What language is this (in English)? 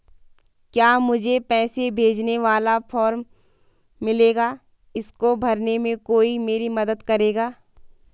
Hindi